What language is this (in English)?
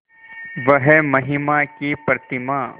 Hindi